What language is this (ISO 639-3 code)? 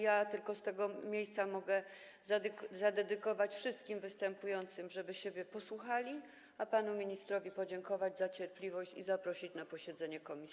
pol